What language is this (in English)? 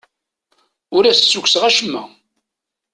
Kabyle